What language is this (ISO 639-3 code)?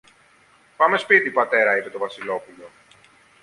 ell